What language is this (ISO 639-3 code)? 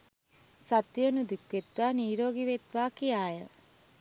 sin